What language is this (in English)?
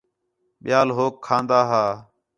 Khetrani